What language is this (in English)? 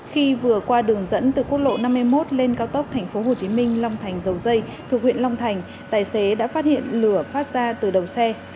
Vietnamese